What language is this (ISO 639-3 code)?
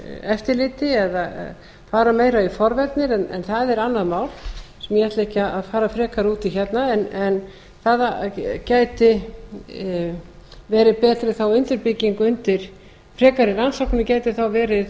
isl